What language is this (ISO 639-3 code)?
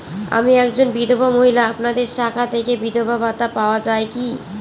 ben